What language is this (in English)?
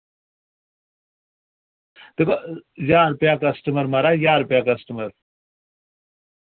Dogri